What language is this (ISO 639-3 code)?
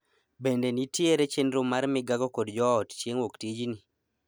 luo